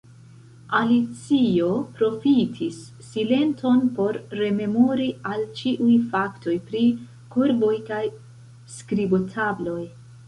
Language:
Esperanto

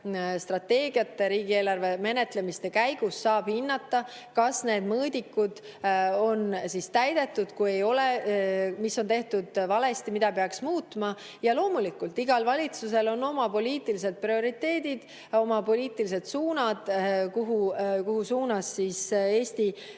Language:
Estonian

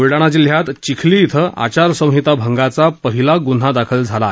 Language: Marathi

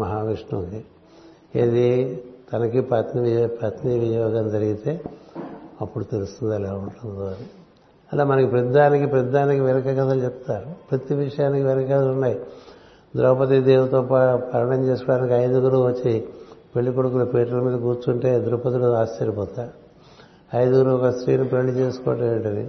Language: Telugu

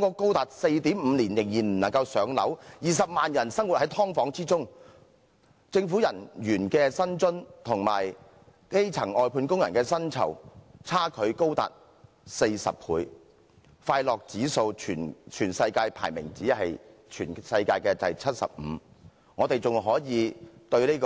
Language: Cantonese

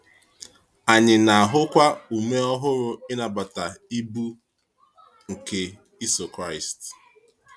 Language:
Igbo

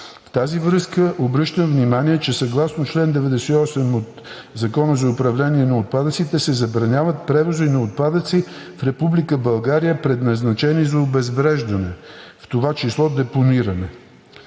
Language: Bulgarian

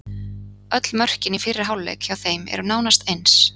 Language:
Icelandic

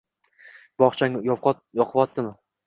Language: Uzbek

